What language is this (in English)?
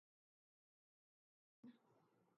Urdu